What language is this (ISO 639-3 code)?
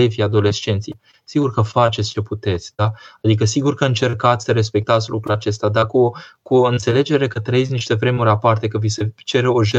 ron